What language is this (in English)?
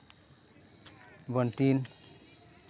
Santali